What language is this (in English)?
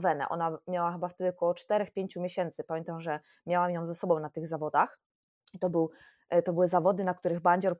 Polish